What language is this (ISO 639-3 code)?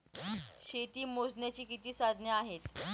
mar